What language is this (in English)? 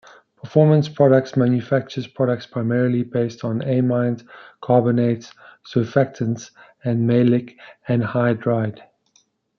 English